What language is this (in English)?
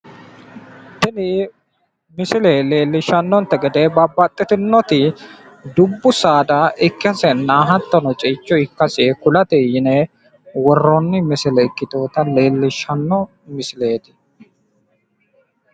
Sidamo